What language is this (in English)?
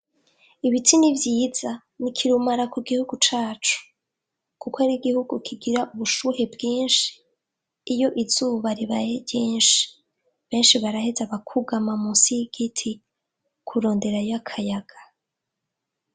Rundi